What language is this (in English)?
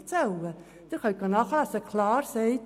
Swiss German